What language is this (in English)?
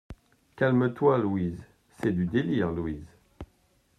French